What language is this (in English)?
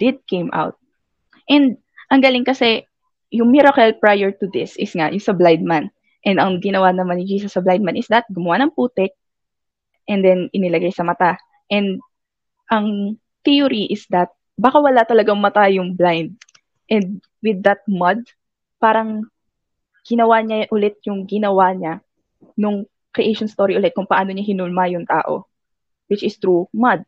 Filipino